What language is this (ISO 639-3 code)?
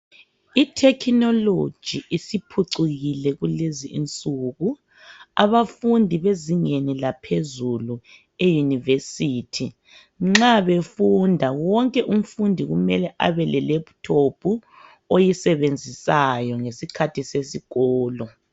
nde